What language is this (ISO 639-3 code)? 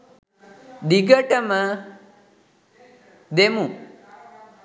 sin